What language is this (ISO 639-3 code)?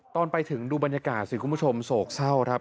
tha